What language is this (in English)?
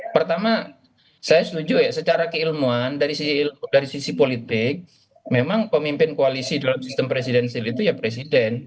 Indonesian